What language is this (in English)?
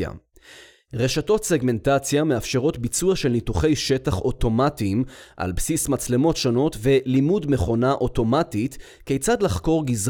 Hebrew